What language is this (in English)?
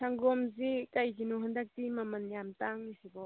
Manipuri